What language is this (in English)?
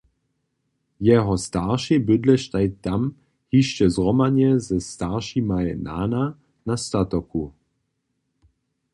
Upper Sorbian